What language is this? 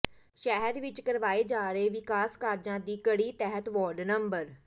Punjabi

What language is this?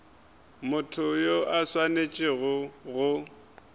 Northern Sotho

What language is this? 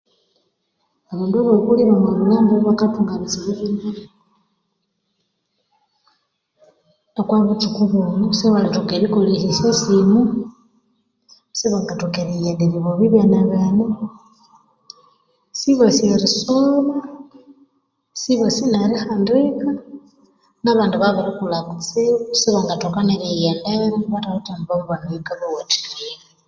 Konzo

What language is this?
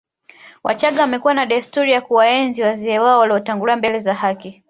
Swahili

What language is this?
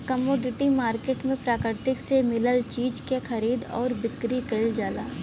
Bhojpuri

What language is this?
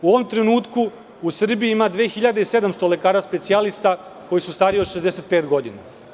Serbian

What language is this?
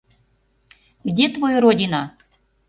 Mari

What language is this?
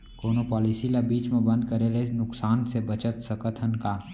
Chhattisgarhi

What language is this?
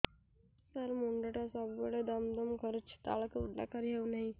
Odia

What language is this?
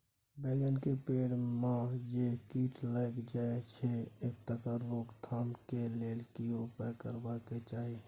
Maithili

